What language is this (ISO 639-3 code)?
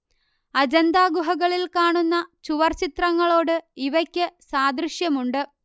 mal